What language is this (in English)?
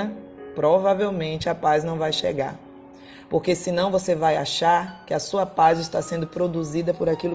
Portuguese